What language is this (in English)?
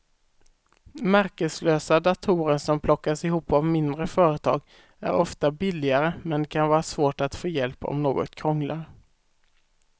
Swedish